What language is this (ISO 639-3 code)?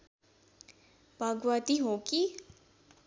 nep